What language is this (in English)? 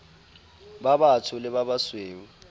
Southern Sotho